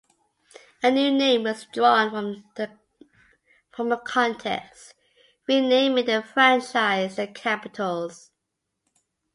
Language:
English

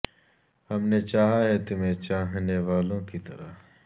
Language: Urdu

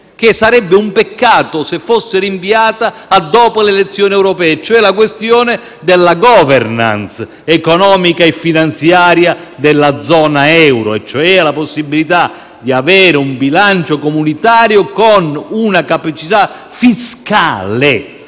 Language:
Italian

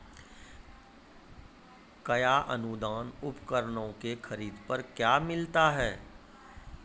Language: Maithili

